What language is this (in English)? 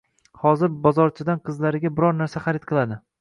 Uzbek